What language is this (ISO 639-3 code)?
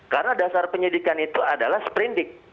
ind